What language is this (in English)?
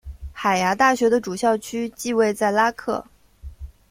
Chinese